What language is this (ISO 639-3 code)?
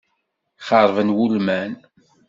kab